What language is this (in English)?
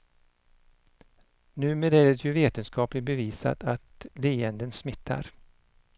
Swedish